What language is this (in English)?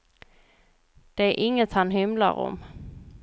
Swedish